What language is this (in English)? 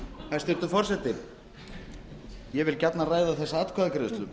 Icelandic